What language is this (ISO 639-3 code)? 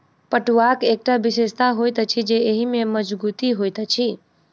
mai